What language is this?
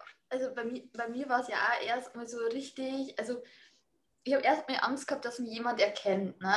German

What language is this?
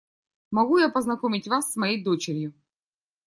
Russian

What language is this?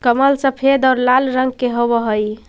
Magahi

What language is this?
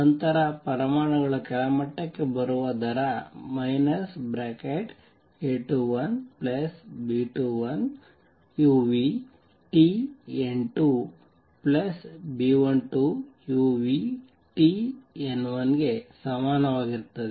Kannada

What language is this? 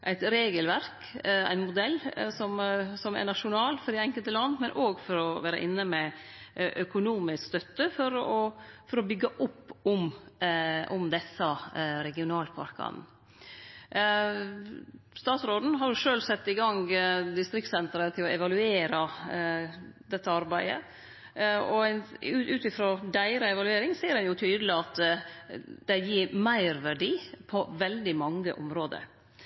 Norwegian Nynorsk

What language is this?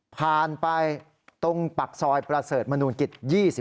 Thai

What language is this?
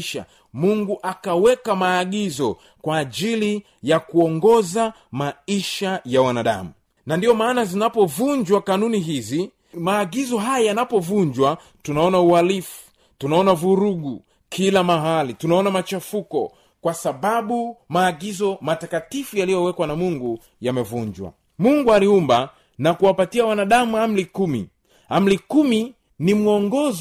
Swahili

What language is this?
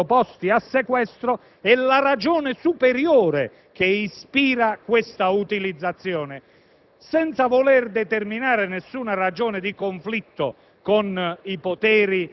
Italian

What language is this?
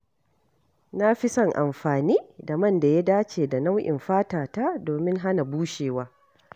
Hausa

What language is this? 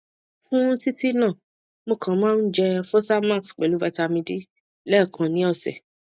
Yoruba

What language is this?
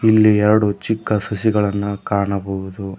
Kannada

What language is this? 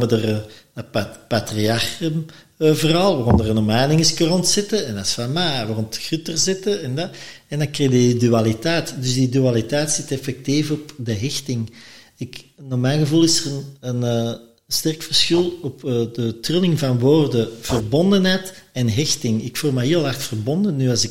Dutch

